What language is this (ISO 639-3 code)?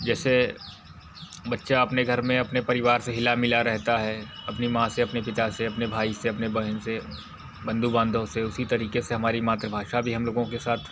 hin